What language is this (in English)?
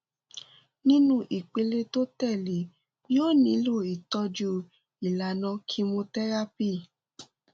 Yoruba